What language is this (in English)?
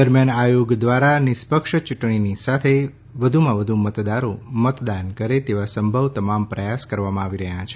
Gujarati